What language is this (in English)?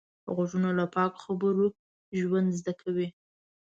Pashto